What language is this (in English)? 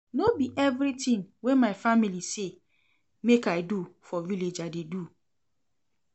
Nigerian Pidgin